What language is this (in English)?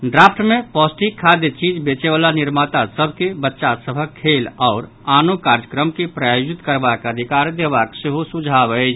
Maithili